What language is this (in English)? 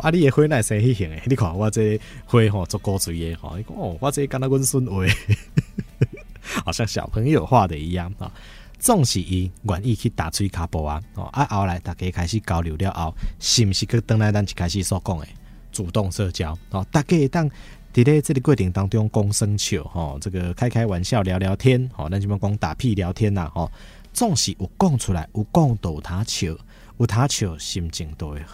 Chinese